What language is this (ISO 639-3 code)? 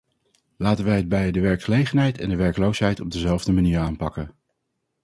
nld